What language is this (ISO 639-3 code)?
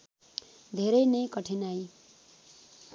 nep